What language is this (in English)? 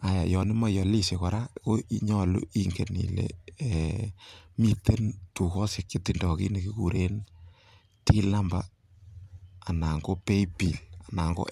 Kalenjin